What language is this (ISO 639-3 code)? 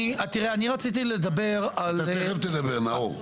heb